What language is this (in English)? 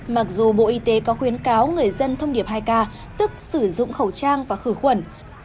Vietnamese